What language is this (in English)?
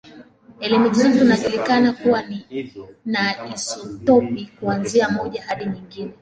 Swahili